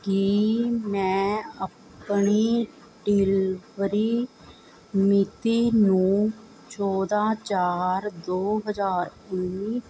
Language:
Punjabi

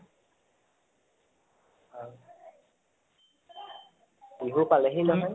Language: Assamese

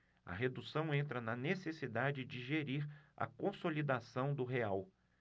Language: Portuguese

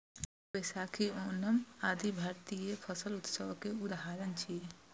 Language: Maithili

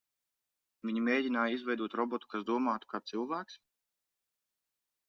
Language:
Latvian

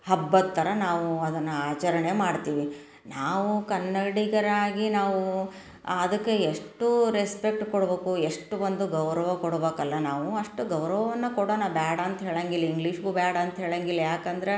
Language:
Kannada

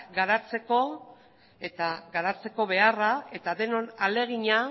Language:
Basque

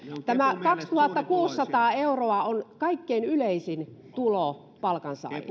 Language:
Finnish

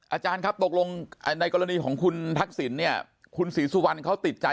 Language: Thai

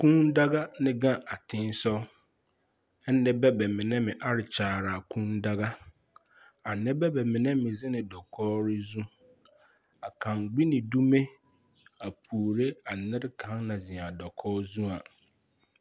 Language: Southern Dagaare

